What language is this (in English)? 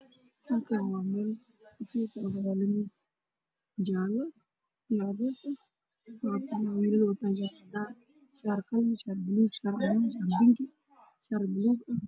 Somali